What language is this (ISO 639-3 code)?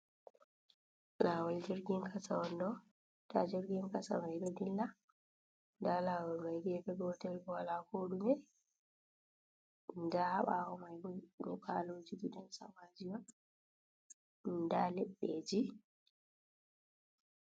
ful